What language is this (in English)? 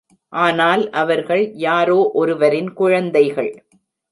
Tamil